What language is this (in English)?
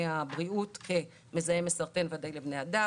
Hebrew